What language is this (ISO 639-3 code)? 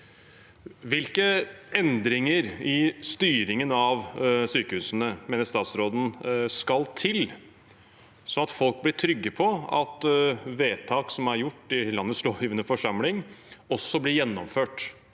nor